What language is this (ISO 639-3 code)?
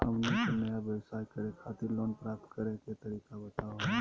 mag